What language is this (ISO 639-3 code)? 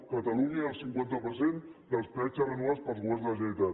cat